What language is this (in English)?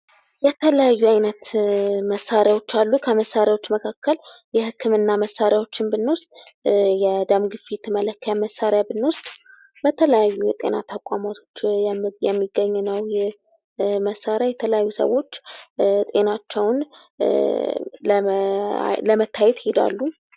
Amharic